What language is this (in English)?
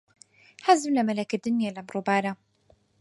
Central Kurdish